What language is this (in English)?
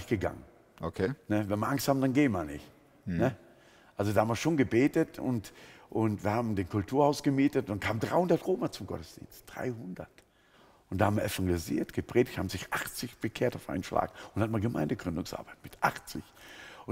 German